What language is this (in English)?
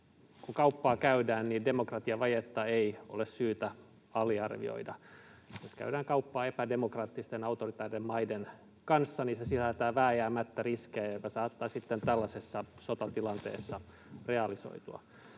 Finnish